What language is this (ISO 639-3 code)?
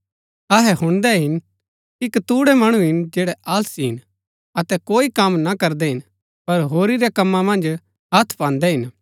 gbk